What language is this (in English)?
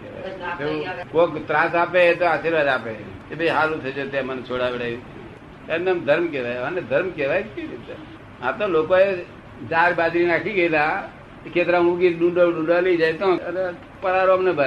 Gujarati